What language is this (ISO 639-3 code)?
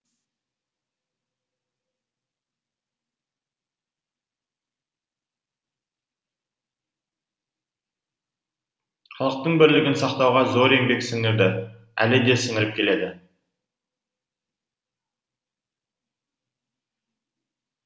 kaz